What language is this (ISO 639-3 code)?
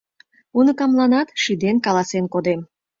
chm